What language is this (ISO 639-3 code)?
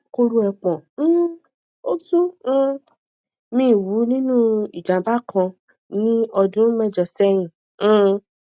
yor